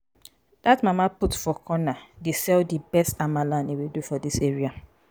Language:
Nigerian Pidgin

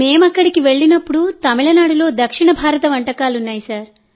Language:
Telugu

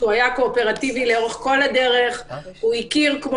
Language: Hebrew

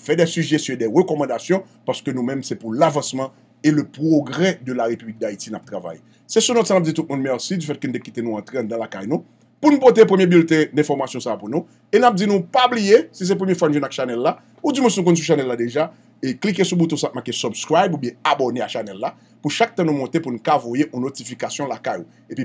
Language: French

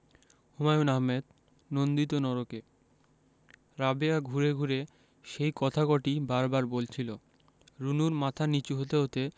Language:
Bangla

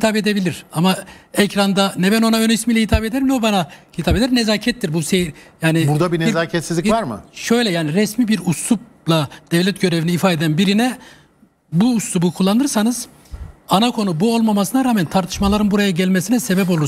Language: Turkish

